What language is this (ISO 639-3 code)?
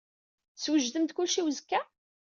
kab